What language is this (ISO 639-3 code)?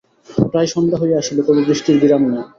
ben